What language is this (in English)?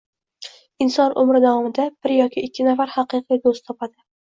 Uzbek